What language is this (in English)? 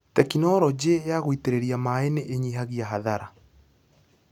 Kikuyu